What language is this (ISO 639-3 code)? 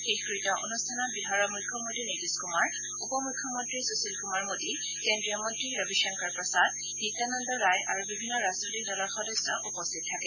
asm